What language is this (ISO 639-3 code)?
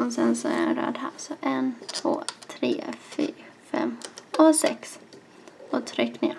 swe